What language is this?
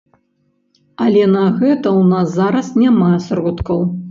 Belarusian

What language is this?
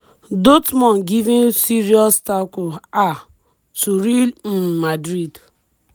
Nigerian Pidgin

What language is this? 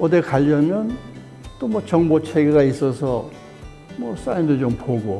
Korean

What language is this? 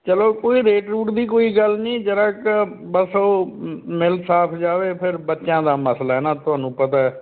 Punjabi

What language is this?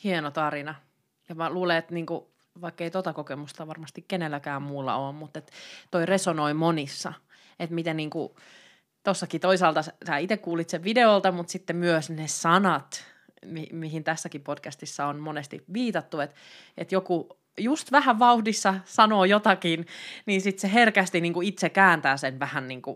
Finnish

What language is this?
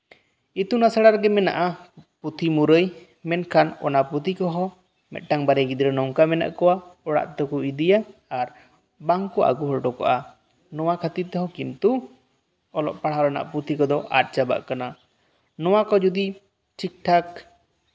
Santali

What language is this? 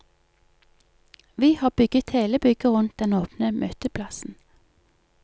Norwegian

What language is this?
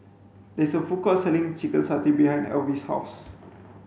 English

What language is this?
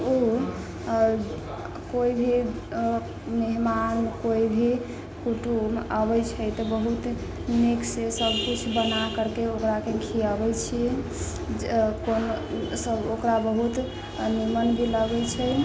Maithili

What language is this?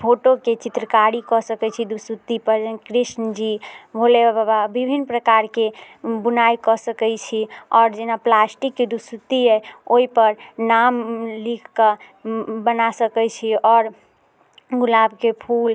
Maithili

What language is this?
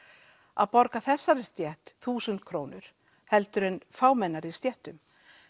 Icelandic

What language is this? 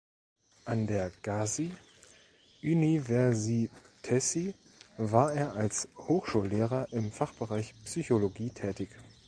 German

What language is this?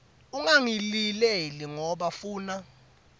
Swati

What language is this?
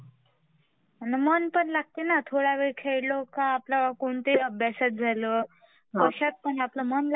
Marathi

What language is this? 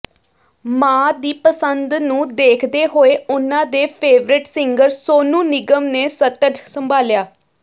Punjabi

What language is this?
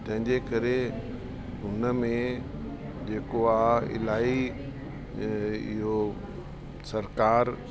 Sindhi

